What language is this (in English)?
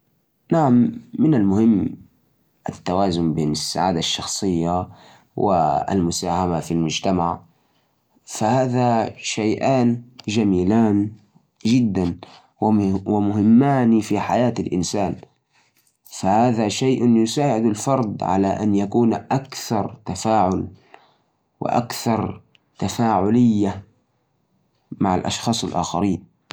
Najdi Arabic